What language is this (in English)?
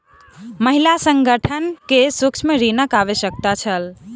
Maithili